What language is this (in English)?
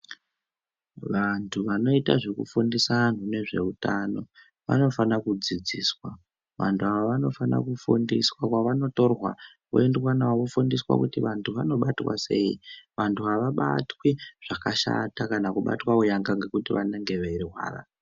Ndau